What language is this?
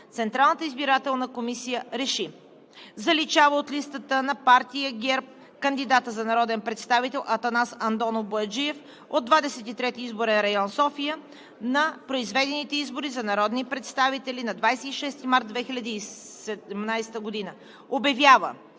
Bulgarian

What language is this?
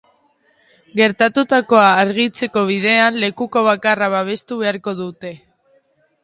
Basque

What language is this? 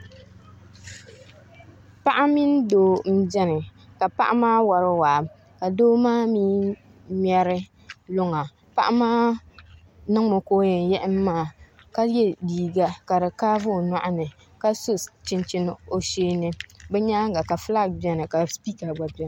Dagbani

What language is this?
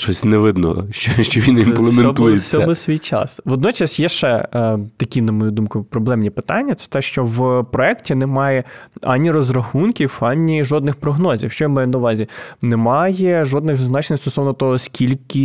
Ukrainian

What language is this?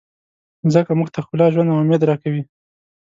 Pashto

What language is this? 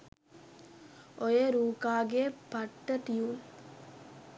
Sinhala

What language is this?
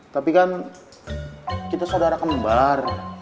Indonesian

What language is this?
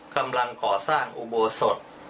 Thai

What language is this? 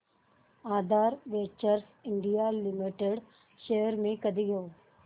Marathi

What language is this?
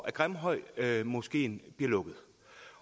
Danish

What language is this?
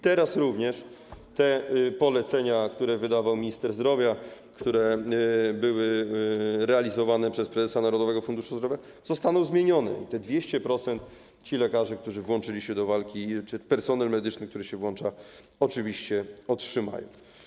Polish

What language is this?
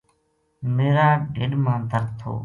Gujari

